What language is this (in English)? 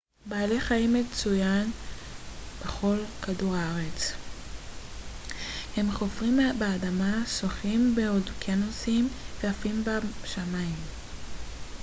Hebrew